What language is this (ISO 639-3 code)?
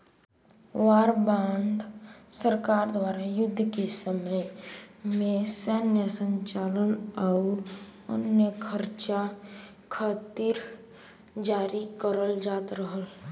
bho